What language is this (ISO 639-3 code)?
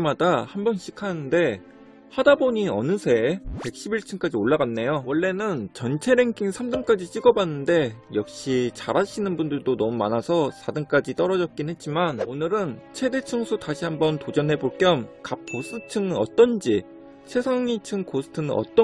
kor